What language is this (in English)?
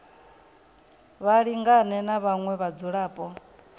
Venda